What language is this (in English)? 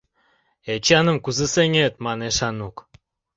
Mari